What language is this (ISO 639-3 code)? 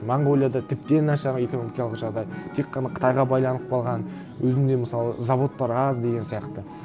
kaz